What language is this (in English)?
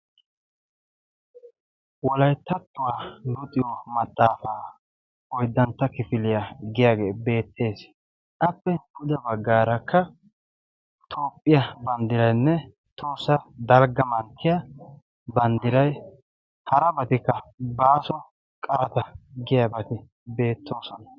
Wolaytta